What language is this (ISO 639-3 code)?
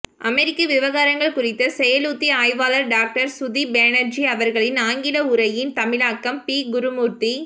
tam